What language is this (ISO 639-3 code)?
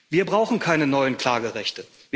deu